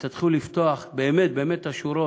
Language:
Hebrew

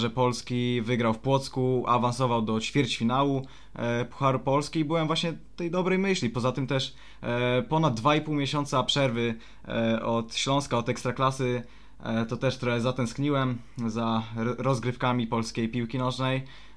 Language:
Polish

